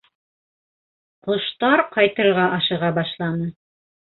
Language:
Bashkir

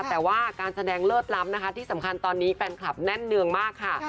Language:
Thai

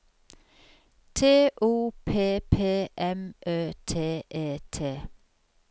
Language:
Norwegian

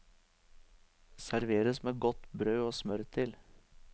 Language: Norwegian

